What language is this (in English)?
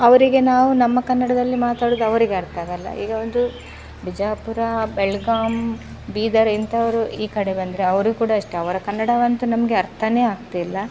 Kannada